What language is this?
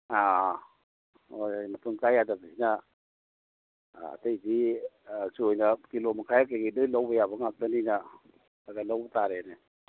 Manipuri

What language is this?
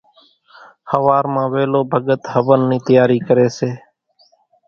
Kachi Koli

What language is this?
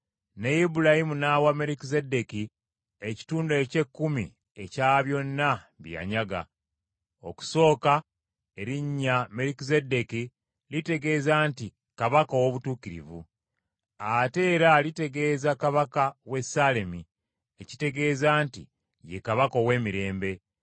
Ganda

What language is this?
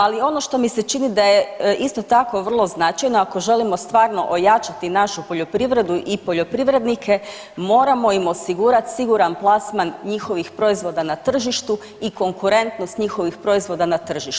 Croatian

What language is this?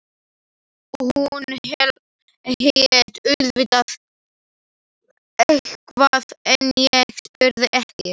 Icelandic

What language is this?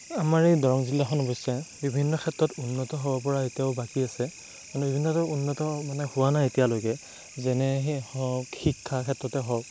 Assamese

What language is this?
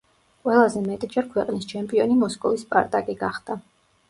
Georgian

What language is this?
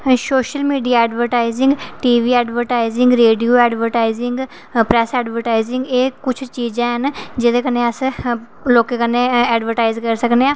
Dogri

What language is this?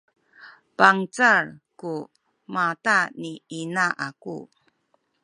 Sakizaya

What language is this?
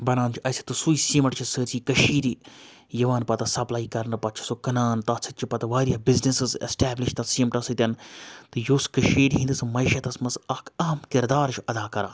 Kashmiri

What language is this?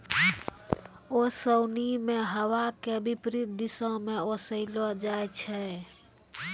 Maithili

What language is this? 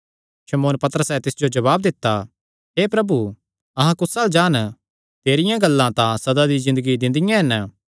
Kangri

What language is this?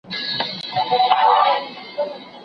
Pashto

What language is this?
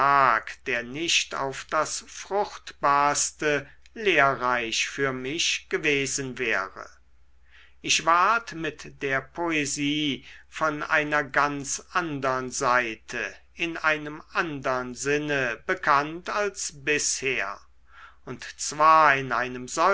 German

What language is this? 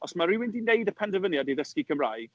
Welsh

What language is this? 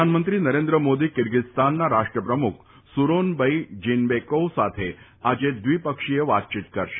Gujarati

